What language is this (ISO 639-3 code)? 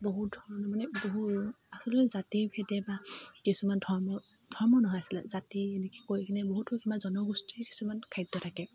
asm